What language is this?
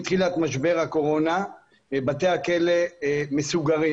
Hebrew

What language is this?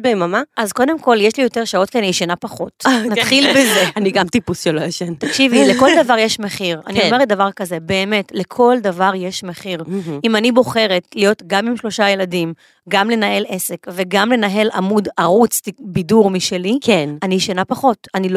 Hebrew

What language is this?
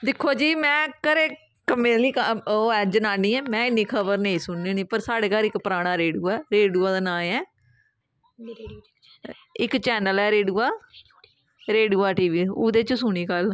Dogri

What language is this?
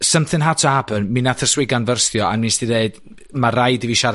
Welsh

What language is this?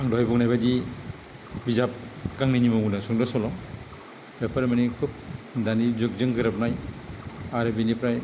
Bodo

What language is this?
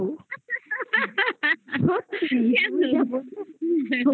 Bangla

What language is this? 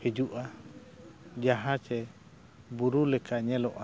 Santali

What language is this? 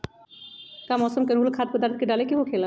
Magahi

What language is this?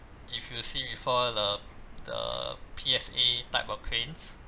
English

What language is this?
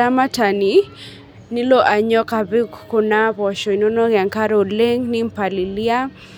Masai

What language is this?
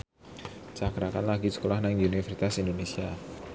Javanese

